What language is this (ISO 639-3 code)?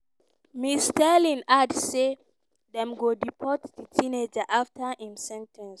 pcm